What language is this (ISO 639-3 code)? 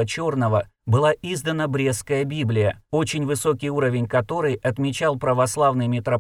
rus